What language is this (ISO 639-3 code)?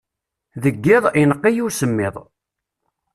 kab